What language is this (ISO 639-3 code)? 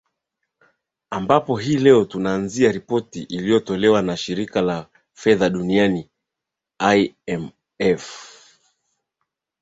swa